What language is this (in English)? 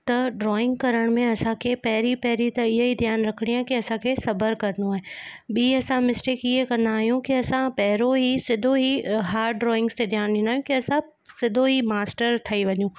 Sindhi